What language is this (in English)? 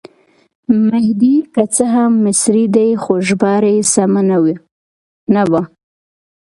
Pashto